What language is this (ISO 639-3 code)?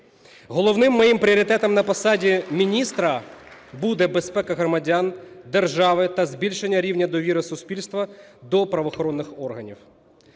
ukr